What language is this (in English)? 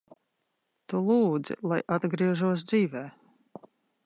Latvian